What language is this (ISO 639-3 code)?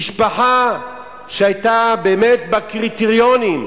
heb